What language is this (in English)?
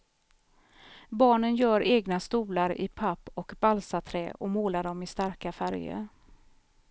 Swedish